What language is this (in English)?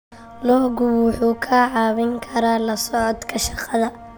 Somali